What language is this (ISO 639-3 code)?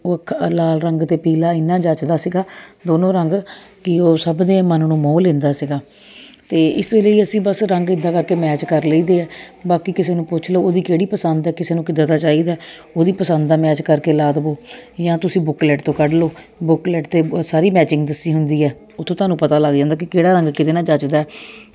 pan